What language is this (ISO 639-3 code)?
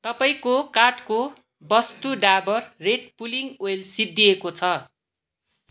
nep